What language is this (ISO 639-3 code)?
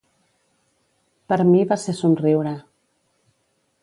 cat